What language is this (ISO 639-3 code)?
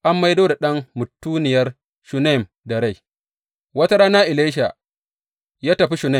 hau